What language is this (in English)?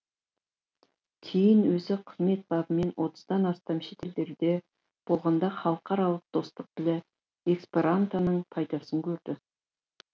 Kazakh